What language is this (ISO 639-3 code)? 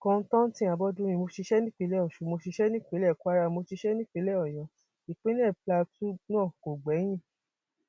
yor